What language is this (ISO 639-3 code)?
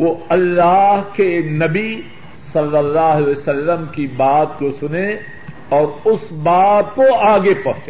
urd